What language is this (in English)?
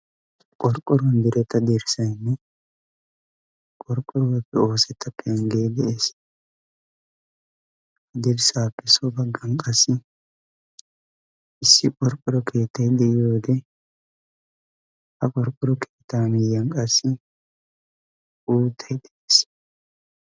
Wolaytta